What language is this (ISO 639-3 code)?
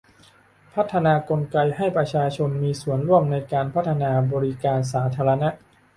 tha